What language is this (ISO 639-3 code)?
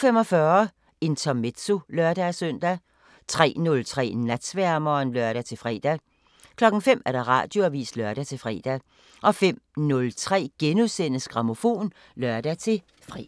dan